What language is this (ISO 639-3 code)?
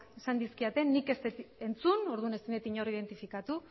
eus